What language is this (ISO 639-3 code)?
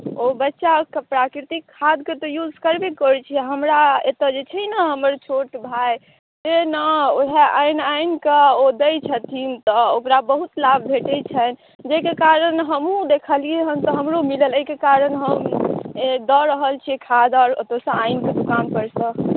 mai